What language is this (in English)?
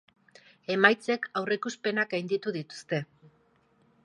Basque